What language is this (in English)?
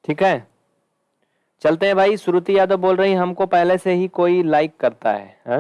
Hindi